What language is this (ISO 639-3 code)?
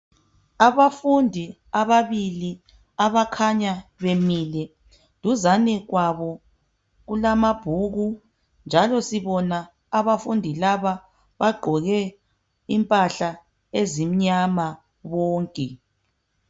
nde